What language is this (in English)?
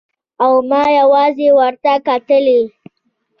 Pashto